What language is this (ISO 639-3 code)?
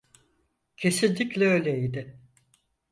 tur